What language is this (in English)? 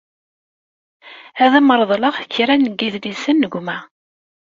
Kabyle